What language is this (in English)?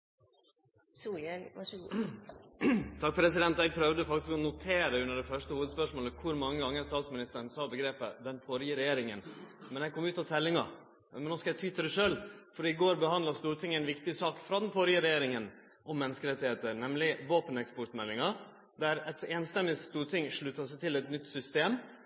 Norwegian Nynorsk